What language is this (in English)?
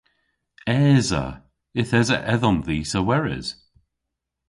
Cornish